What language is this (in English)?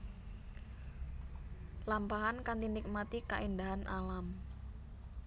Javanese